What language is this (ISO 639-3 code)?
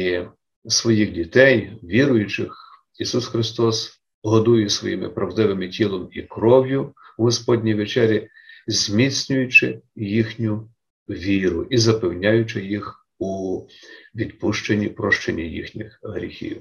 ukr